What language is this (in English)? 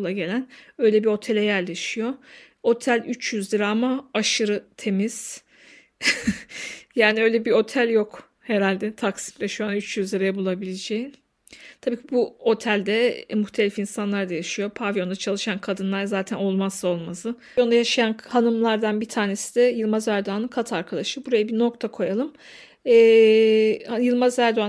Turkish